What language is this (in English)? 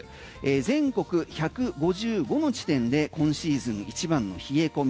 Japanese